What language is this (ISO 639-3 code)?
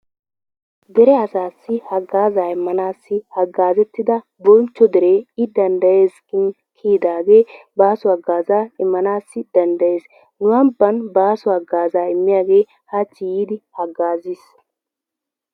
wal